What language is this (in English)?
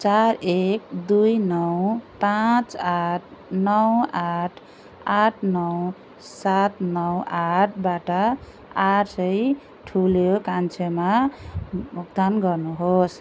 Nepali